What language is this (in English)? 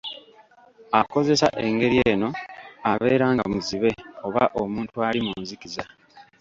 Ganda